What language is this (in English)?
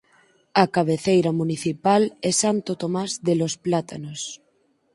Galician